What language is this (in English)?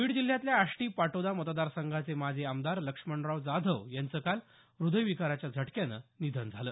Marathi